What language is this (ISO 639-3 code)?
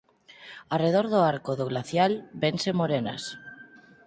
glg